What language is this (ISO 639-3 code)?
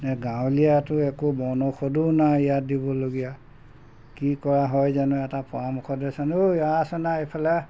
asm